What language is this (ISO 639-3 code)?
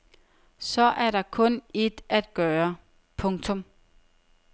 dan